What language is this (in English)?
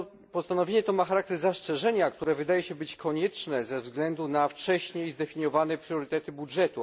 Polish